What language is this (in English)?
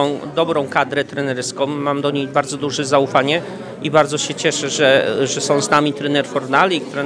Polish